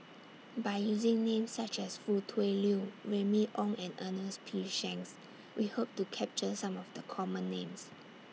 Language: English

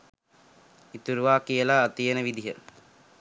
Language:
Sinhala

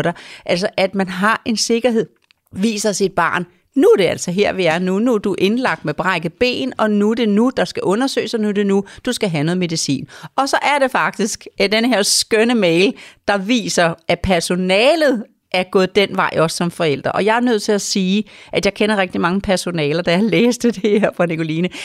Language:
Danish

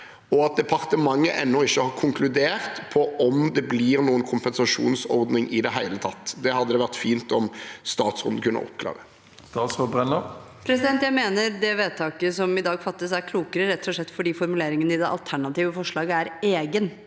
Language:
Norwegian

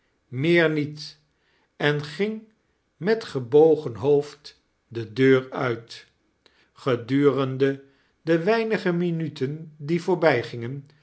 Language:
Dutch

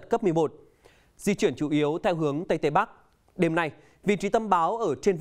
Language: Vietnamese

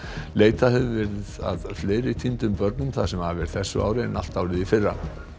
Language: Icelandic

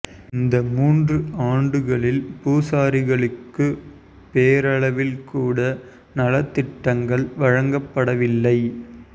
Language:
Tamil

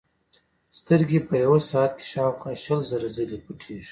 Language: Pashto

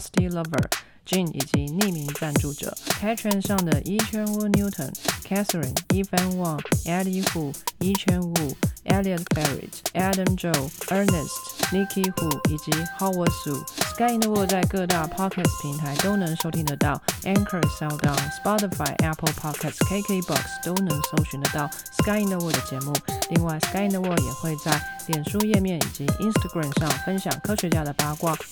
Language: Chinese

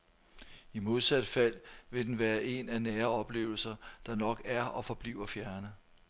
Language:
Danish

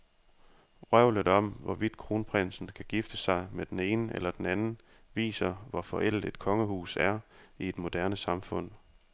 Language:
Danish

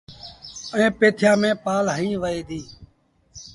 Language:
Sindhi Bhil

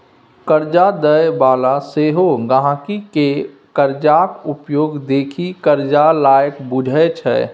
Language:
Maithili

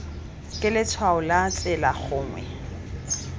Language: Tswana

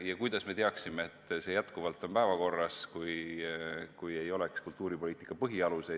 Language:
Estonian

